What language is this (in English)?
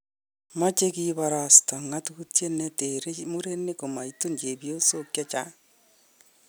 Kalenjin